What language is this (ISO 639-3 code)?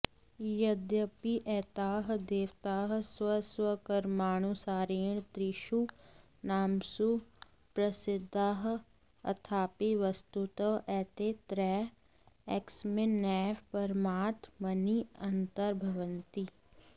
san